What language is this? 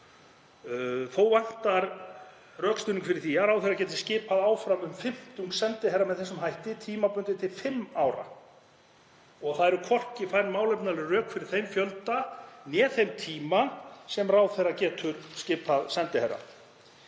Icelandic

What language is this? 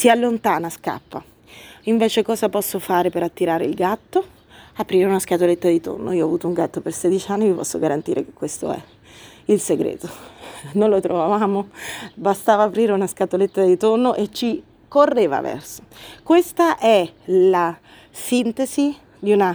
Italian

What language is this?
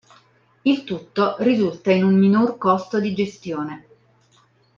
Italian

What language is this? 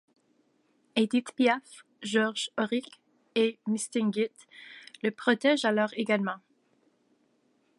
French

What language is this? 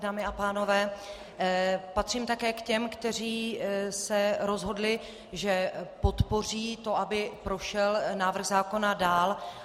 Czech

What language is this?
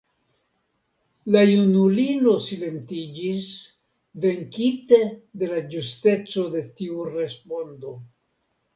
Esperanto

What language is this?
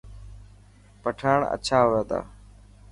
Dhatki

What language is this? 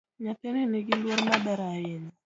Luo (Kenya and Tanzania)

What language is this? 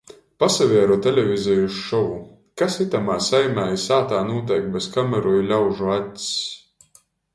Latgalian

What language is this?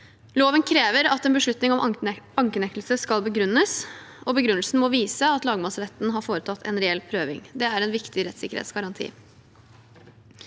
Norwegian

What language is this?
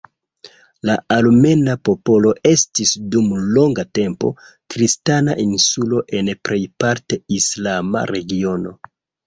Esperanto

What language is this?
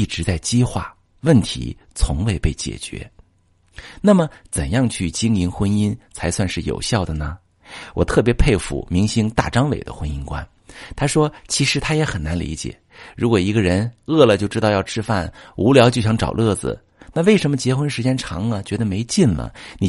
Chinese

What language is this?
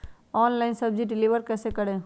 Magahi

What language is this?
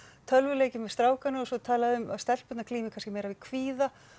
Icelandic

